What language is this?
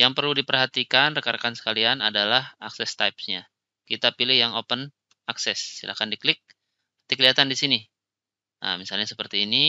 Indonesian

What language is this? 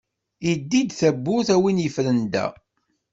Kabyle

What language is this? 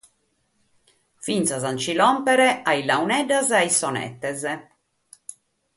Sardinian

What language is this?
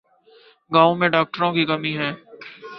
Urdu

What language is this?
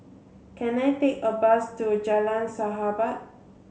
English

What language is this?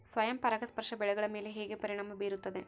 Kannada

